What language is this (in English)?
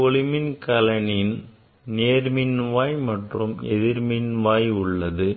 Tamil